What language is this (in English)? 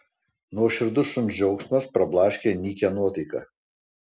Lithuanian